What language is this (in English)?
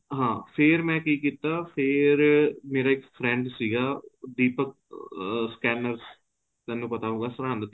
Punjabi